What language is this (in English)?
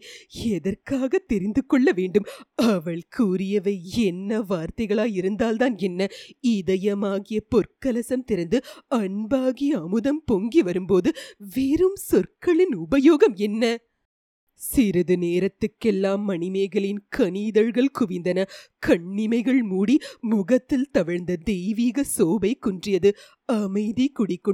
Tamil